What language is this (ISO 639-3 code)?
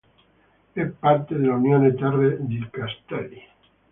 ita